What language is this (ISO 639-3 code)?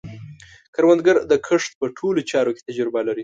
pus